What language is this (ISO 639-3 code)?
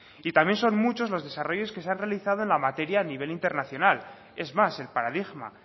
spa